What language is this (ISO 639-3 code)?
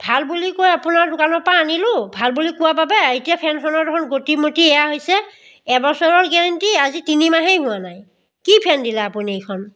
asm